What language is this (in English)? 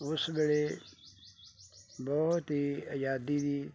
Punjabi